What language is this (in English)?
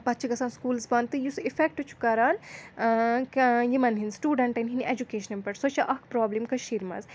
Kashmiri